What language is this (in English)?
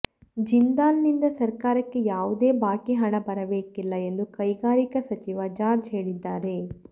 Kannada